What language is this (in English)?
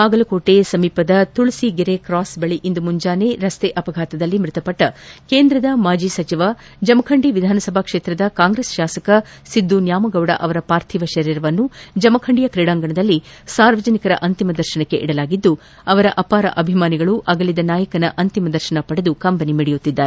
Kannada